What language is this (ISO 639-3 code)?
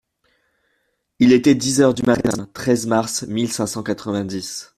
fra